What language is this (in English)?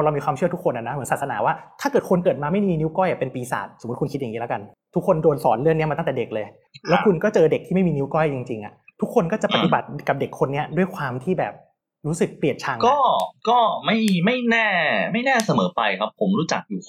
Thai